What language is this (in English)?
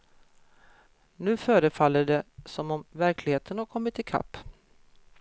Swedish